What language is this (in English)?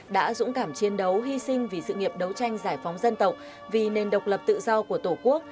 Vietnamese